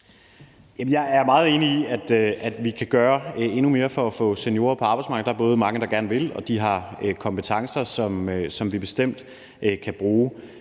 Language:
Danish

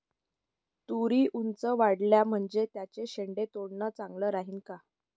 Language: Marathi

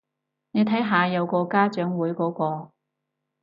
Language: Cantonese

